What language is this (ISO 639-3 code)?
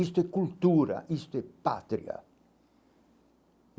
por